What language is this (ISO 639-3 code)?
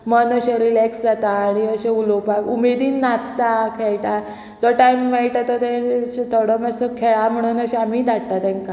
kok